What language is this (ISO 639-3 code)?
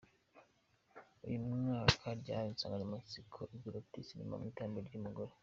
kin